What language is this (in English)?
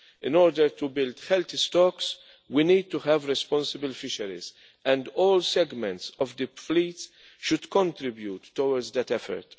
English